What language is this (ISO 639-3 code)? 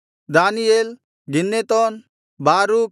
kan